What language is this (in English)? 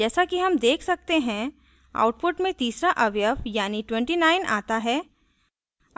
Hindi